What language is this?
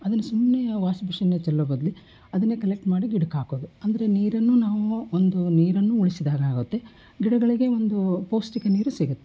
Kannada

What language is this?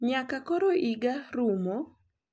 Luo (Kenya and Tanzania)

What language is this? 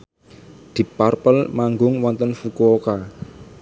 Javanese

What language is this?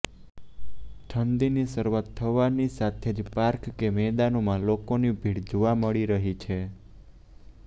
Gujarati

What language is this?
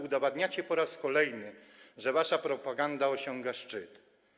Polish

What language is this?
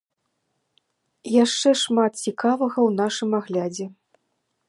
Belarusian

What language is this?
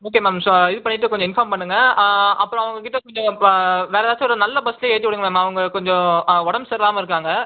Tamil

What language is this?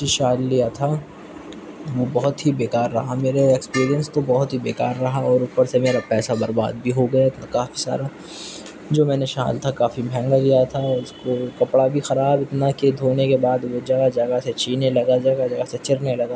Urdu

